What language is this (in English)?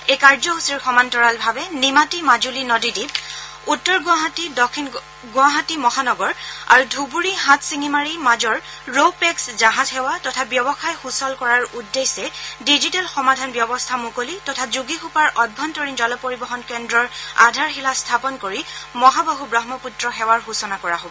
Assamese